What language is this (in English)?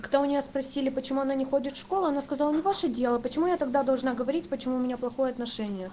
Russian